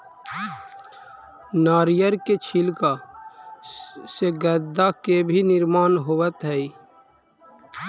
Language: Magahi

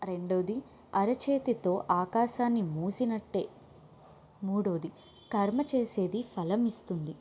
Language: Telugu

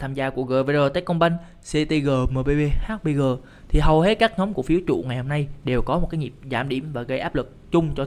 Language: Vietnamese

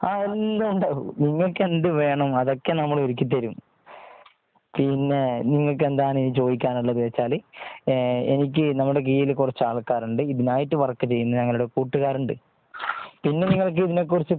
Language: Malayalam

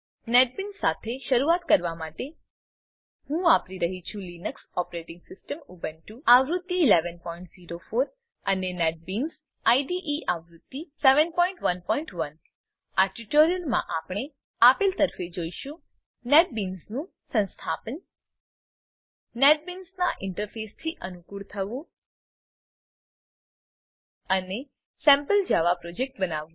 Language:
Gujarati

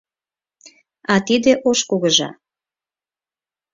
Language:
Mari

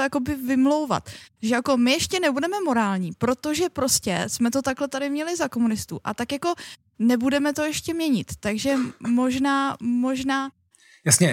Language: Czech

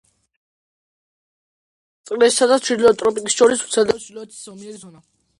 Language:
Georgian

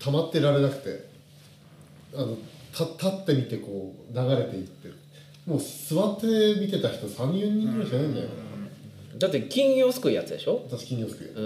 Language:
Japanese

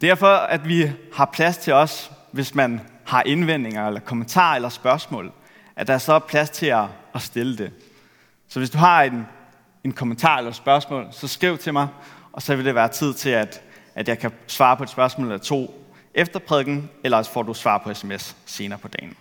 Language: Danish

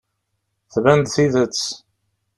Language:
Kabyle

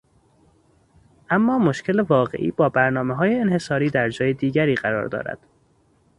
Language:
Persian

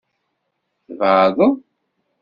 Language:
Kabyle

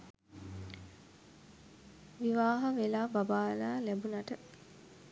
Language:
Sinhala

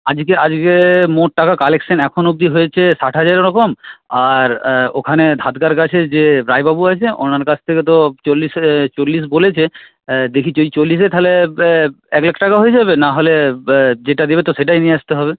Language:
Bangla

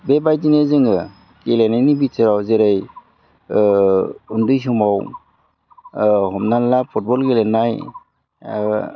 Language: Bodo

